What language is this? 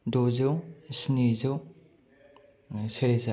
Bodo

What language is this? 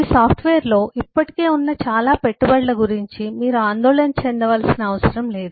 Telugu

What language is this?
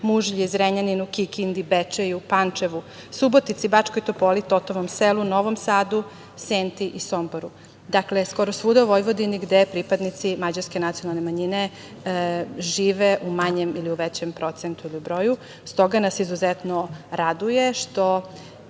Serbian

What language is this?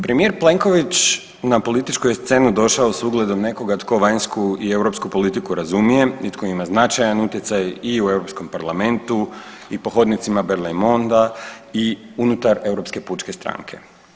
Croatian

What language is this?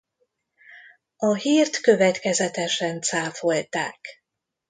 Hungarian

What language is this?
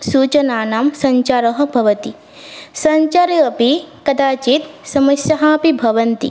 Sanskrit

